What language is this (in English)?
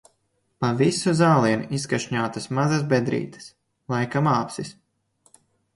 Latvian